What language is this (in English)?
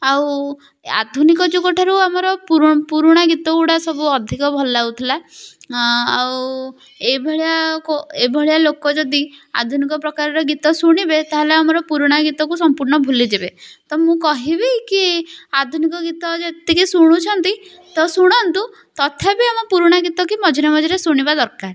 Odia